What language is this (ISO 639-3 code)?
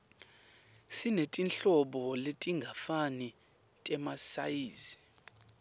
ssw